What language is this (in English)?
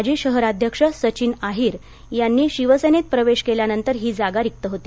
Marathi